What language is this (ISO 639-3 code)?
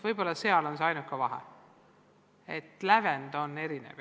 est